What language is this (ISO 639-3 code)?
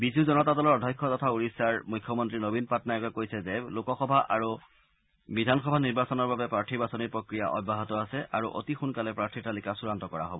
asm